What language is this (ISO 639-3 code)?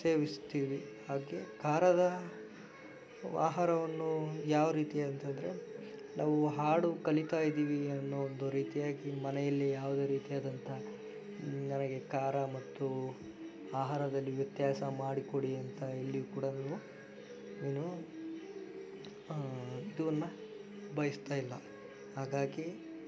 kan